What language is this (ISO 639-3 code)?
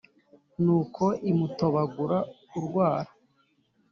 kin